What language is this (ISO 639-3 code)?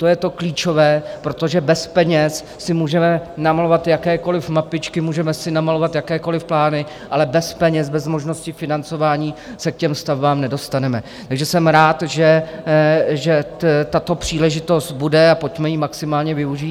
ces